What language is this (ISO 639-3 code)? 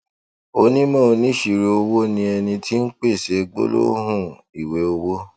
yor